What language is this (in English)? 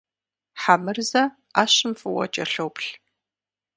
Kabardian